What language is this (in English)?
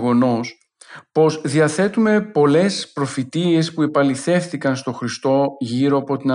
Greek